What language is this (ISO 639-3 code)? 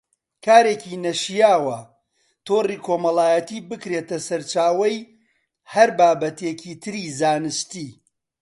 ckb